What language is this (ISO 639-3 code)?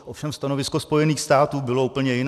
ces